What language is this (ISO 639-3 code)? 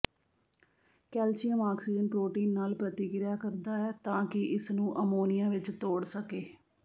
pan